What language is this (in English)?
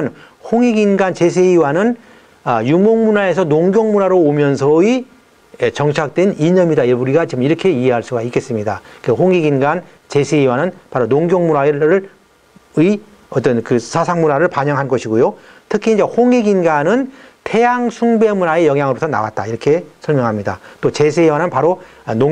Korean